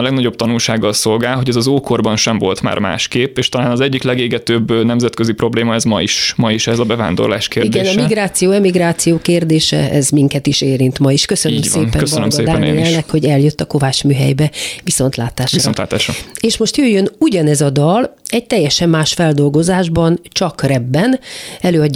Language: Hungarian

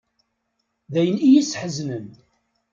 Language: Kabyle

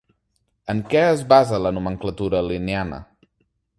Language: Catalan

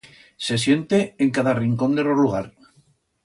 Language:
Aragonese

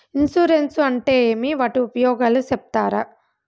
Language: Telugu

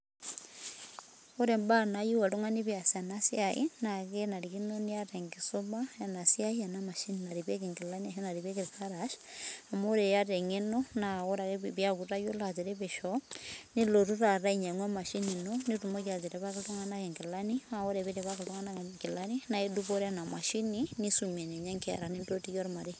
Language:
Masai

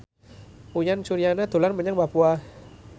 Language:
Javanese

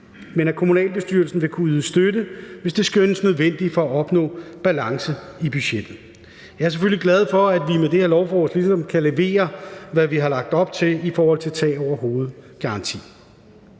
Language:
Danish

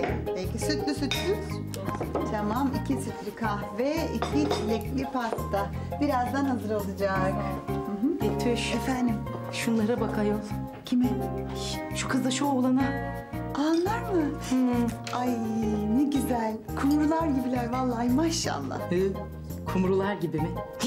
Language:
Turkish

